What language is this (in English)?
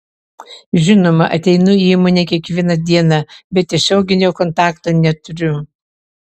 Lithuanian